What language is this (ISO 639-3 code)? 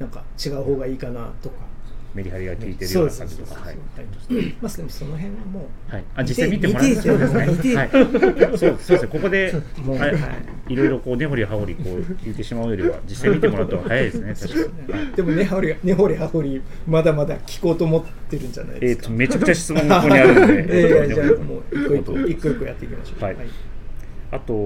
jpn